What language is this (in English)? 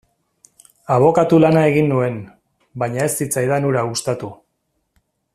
Basque